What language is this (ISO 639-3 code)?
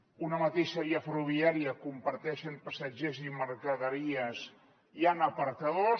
cat